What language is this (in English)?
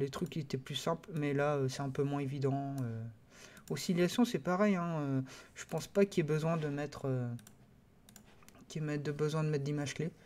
French